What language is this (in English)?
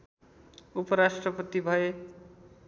Nepali